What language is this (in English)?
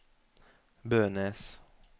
Norwegian